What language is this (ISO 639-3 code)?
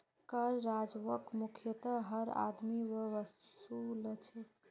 mag